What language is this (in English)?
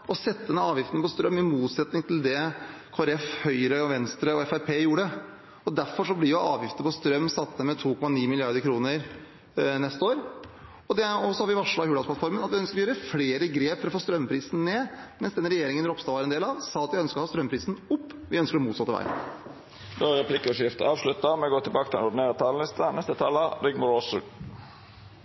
Norwegian